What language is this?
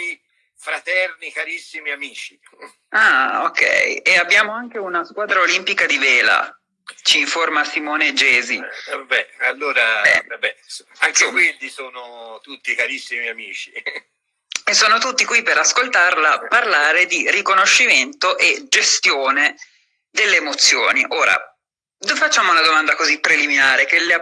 Italian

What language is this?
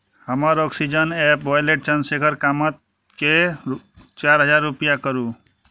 Maithili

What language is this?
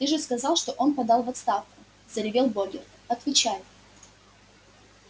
Russian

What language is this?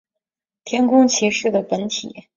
Chinese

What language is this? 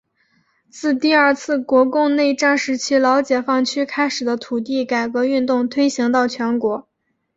Chinese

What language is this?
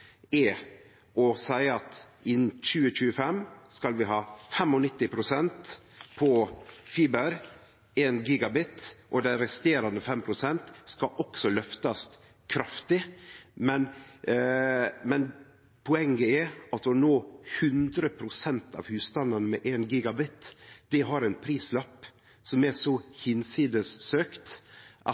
Norwegian Nynorsk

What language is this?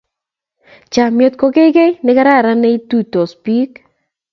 Kalenjin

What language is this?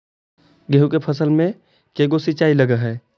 Magahi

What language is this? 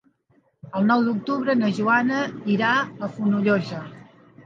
Catalan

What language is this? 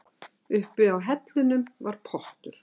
Icelandic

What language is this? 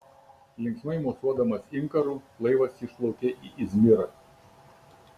Lithuanian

